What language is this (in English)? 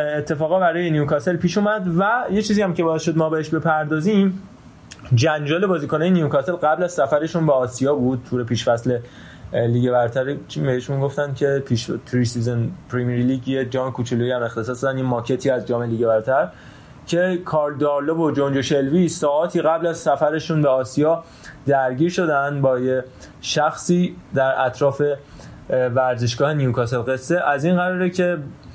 Persian